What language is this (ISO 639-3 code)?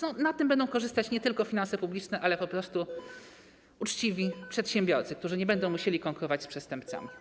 pol